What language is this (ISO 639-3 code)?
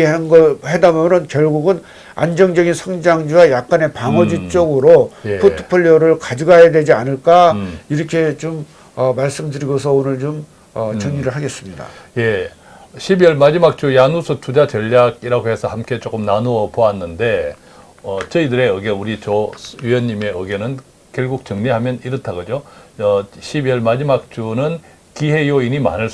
kor